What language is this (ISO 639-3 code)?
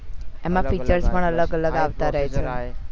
guj